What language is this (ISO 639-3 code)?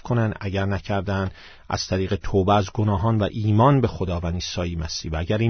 fas